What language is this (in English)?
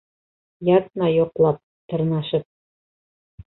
Bashkir